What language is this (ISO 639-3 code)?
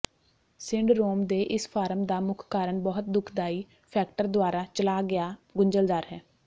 pan